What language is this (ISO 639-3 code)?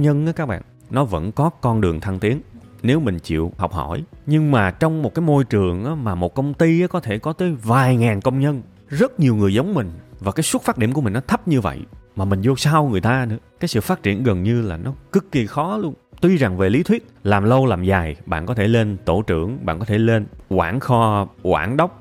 vie